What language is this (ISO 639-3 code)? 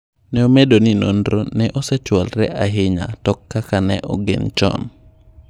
luo